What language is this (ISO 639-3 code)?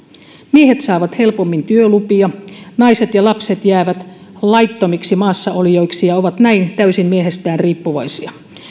fin